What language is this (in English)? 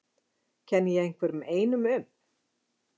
Icelandic